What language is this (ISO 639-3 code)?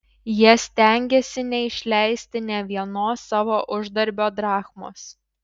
lit